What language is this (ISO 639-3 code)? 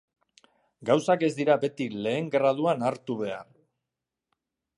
eus